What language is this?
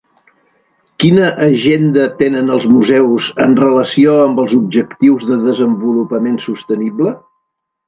Catalan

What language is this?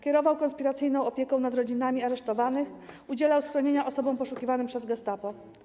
Polish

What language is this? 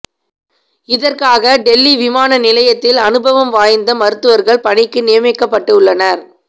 Tamil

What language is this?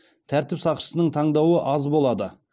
Kazakh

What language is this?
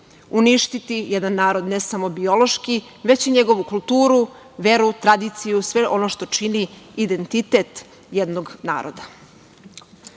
Serbian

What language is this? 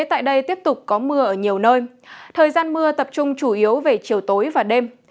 Vietnamese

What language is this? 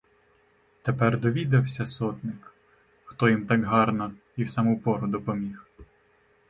Ukrainian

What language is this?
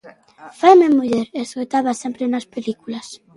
Galician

